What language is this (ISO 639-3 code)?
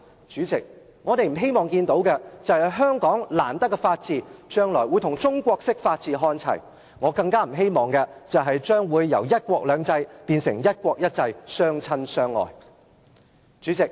yue